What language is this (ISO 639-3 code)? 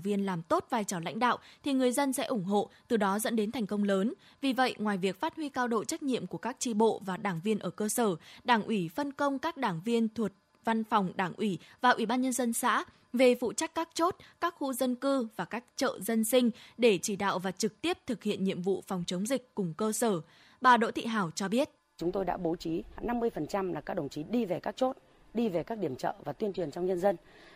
vie